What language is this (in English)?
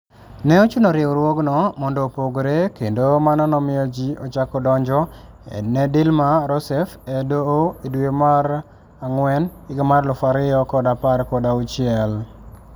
Luo (Kenya and Tanzania)